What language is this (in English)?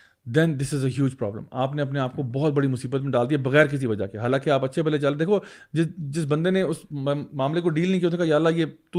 Urdu